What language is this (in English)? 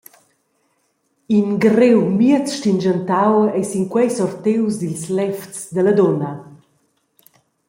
Romansh